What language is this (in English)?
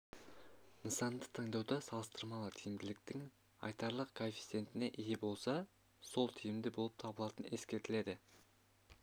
Kazakh